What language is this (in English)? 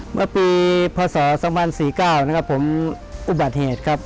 Thai